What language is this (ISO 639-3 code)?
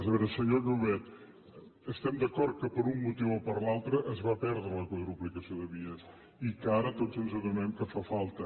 cat